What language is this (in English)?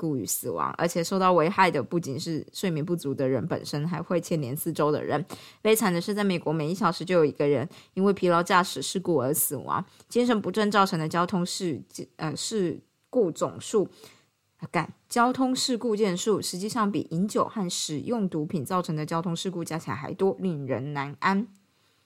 Chinese